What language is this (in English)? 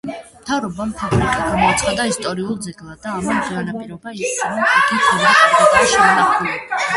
Georgian